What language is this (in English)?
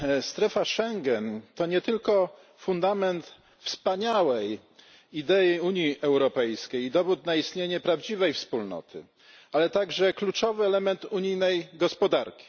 Polish